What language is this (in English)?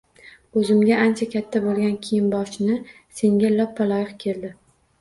Uzbek